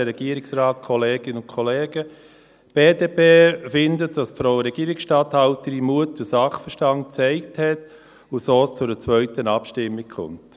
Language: Swiss German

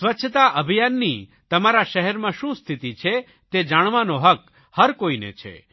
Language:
Gujarati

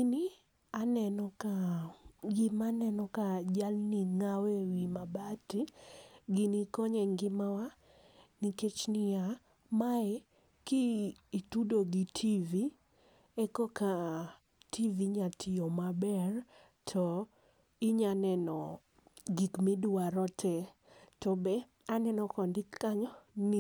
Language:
Luo (Kenya and Tanzania)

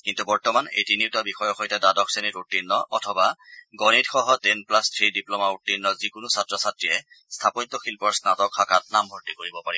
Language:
Assamese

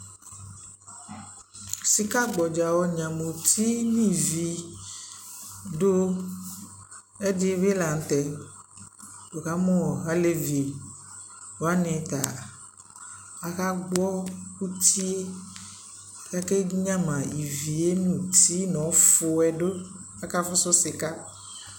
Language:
Ikposo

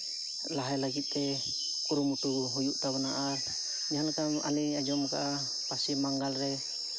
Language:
Santali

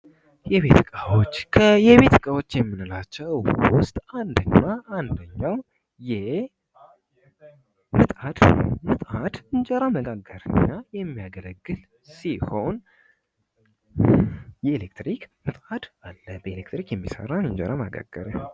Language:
Amharic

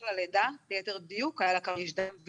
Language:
Hebrew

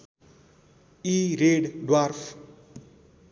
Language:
Nepali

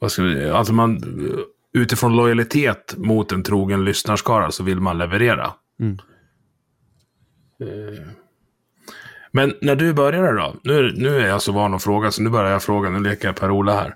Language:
Swedish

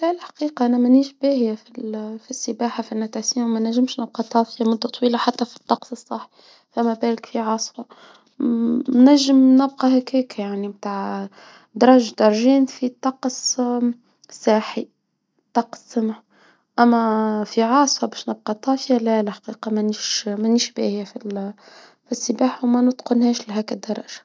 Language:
Tunisian Arabic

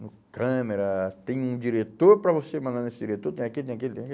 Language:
Portuguese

